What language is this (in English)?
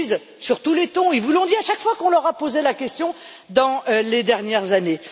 French